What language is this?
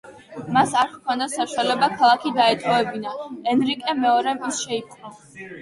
Georgian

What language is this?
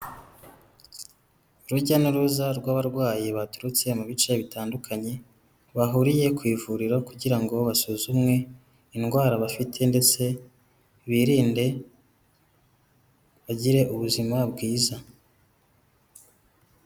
Kinyarwanda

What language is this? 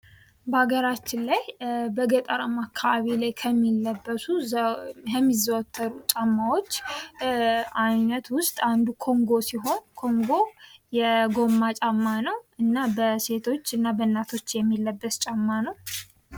Amharic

